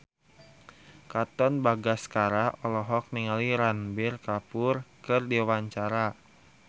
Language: Sundanese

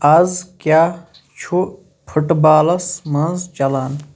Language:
Kashmiri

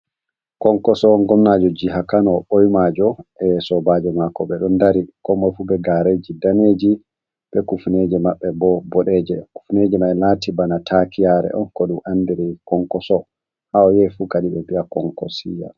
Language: Fula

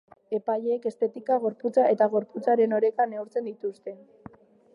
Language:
Basque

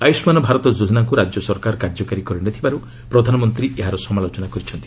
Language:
Odia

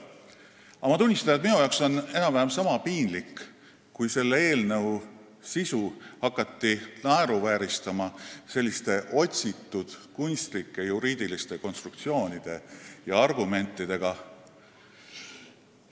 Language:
Estonian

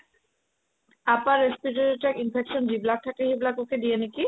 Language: Assamese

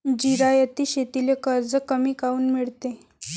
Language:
Marathi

